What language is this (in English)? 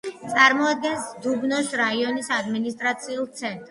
Georgian